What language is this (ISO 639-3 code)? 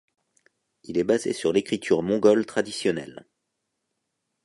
fra